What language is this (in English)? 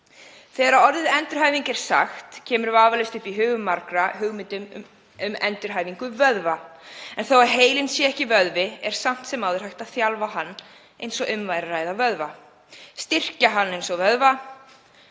Icelandic